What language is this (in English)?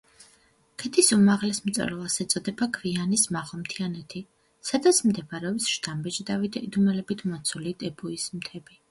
Georgian